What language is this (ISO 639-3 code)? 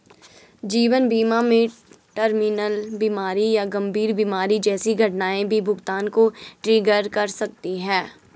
hin